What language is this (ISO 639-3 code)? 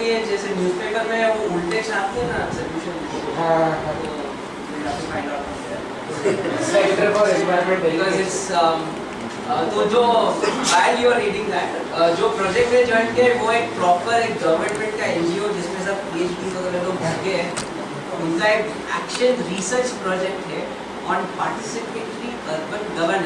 fra